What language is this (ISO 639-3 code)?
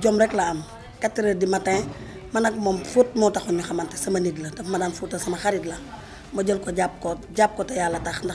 ara